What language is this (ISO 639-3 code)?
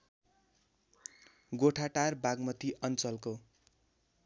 nep